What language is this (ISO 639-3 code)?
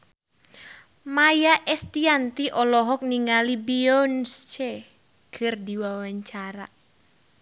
sun